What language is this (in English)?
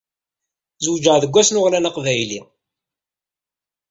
Kabyle